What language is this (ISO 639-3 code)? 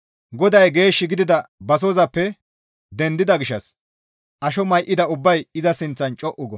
gmv